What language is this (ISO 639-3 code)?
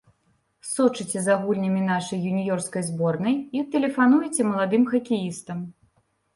bel